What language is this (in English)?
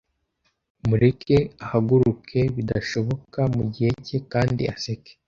Kinyarwanda